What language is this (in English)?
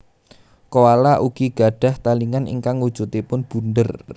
Javanese